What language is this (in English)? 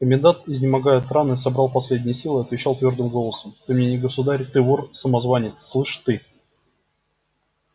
Russian